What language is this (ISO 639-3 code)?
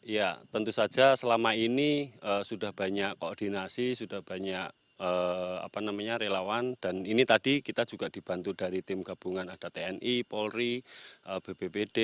ind